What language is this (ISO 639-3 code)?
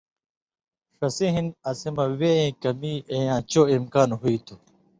mvy